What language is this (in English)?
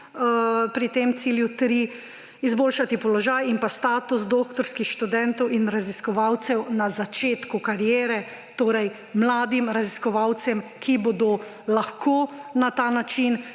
Slovenian